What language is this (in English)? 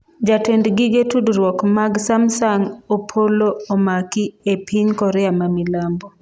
Luo (Kenya and Tanzania)